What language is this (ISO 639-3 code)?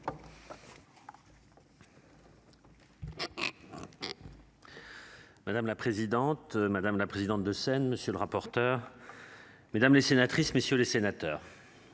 fra